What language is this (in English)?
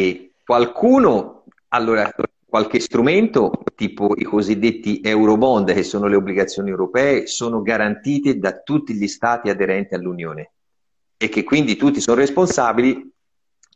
Italian